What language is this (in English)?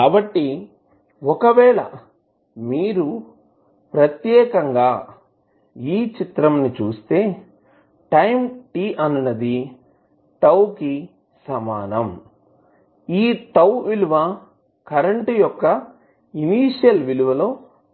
Telugu